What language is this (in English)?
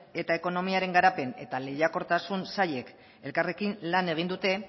Basque